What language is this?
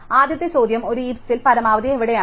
Malayalam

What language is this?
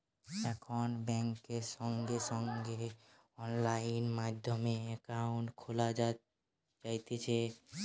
Bangla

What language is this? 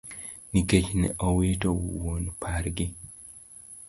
Luo (Kenya and Tanzania)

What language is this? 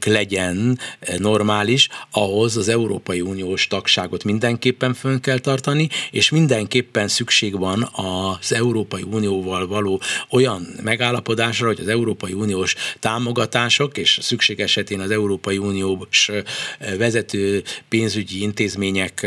Hungarian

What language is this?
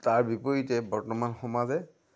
Assamese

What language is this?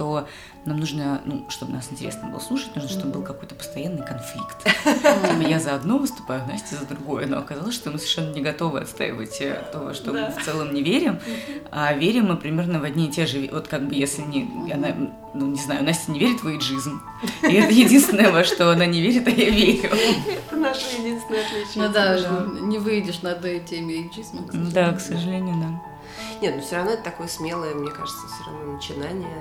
Russian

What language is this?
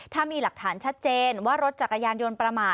Thai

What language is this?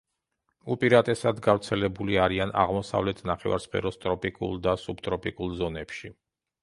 Georgian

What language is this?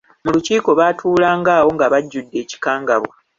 Ganda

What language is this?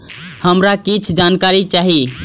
Maithili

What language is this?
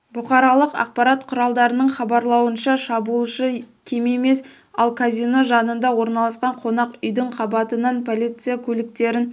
Kazakh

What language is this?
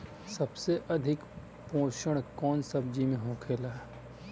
Bhojpuri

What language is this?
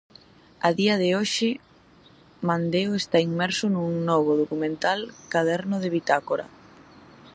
Galician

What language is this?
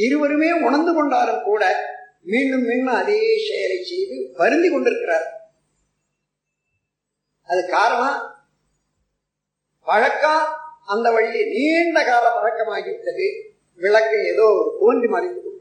Tamil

